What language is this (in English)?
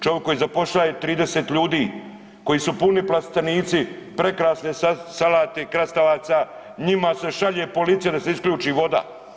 Croatian